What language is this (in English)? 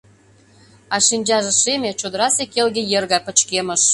Mari